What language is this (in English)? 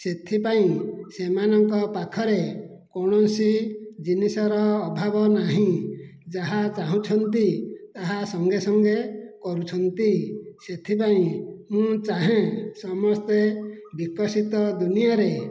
Odia